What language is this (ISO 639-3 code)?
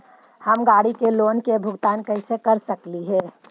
mag